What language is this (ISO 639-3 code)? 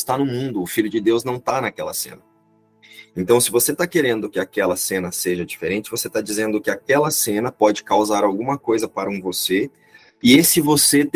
por